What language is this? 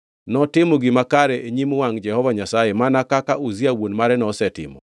Luo (Kenya and Tanzania)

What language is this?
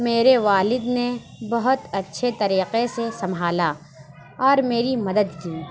Urdu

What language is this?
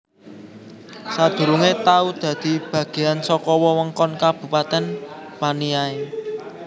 Javanese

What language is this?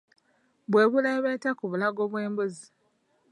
Ganda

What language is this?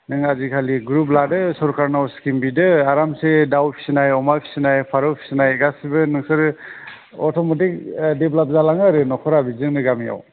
Bodo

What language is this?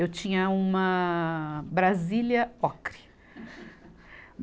Portuguese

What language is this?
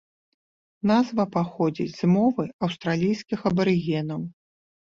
Belarusian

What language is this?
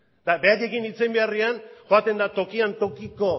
Basque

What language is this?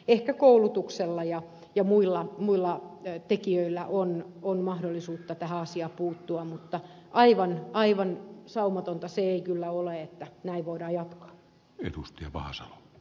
Finnish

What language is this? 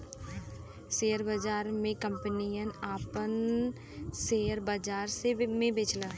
Bhojpuri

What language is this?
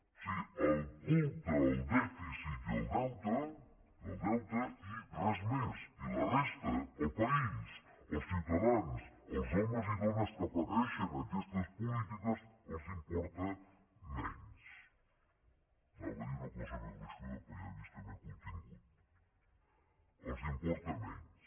Catalan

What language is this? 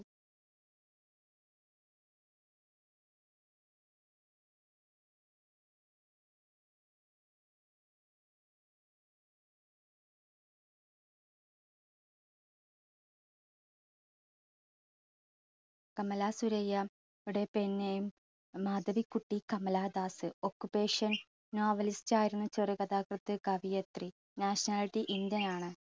Malayalam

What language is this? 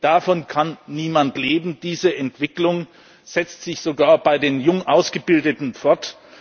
German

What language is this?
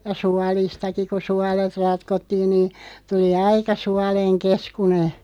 Finnish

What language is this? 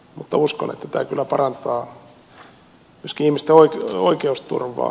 Finnish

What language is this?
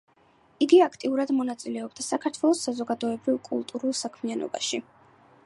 Georgian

